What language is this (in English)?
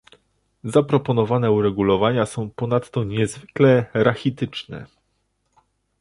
Polish